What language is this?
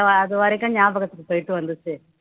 Tamil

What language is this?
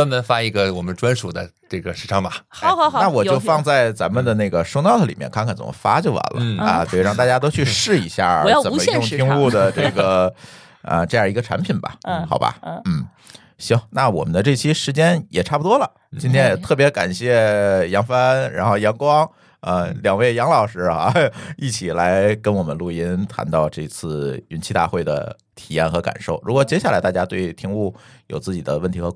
Chinese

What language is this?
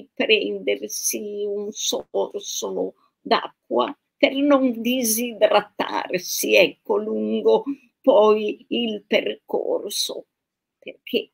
Italian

